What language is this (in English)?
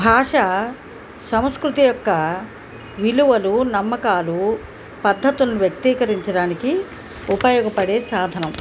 Telugu